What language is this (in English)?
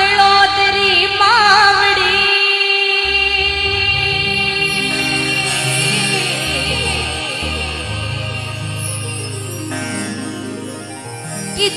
Hindi